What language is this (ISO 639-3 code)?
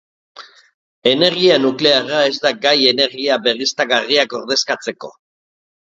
eus